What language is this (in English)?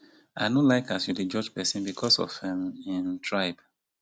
Nigerian Pidgin